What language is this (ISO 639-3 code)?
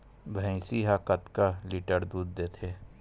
hne